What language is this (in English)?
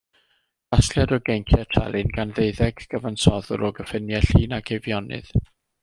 Welsh